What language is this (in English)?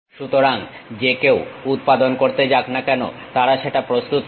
Bangla